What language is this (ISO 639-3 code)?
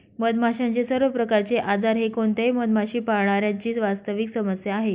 mar